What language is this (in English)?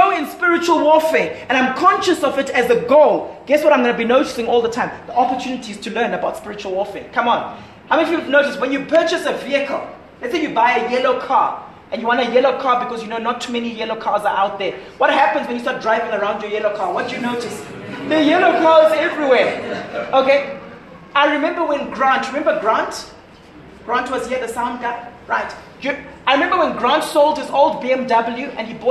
English